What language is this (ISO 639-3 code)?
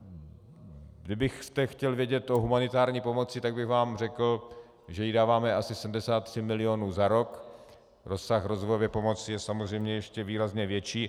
ces